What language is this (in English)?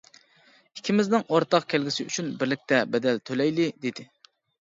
Uyghur